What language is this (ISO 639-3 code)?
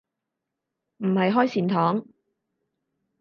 yue